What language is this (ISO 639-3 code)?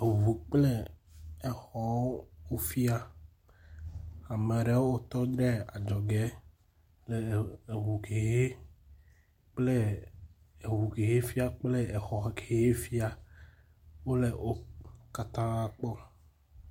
ewe